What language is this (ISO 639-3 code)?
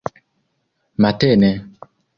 epo